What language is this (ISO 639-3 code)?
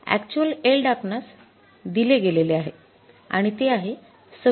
mar